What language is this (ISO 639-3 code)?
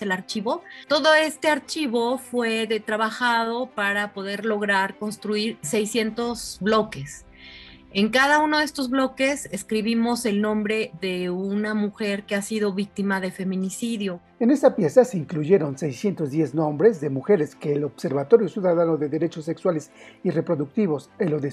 spa